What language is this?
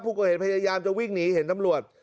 Thai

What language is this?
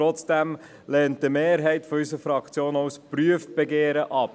Swiss German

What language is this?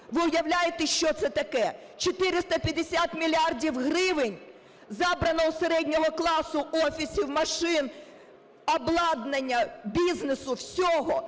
Ukrainian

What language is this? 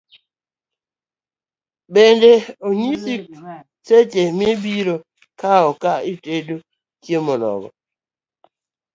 Luo (Kenya and Tanzania)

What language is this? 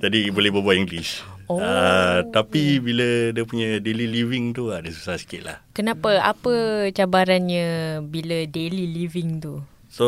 Malay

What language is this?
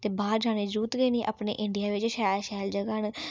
Dogri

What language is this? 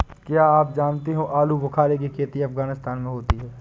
Hindi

